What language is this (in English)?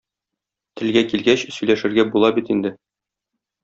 Tatar